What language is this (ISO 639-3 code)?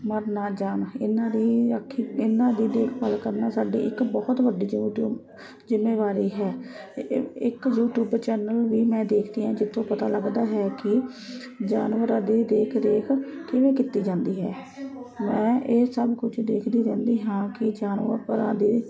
pan